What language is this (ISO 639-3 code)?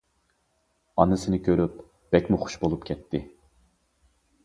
uig